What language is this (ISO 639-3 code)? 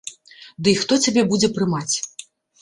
bel